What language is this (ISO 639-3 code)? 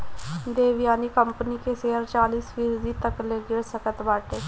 bho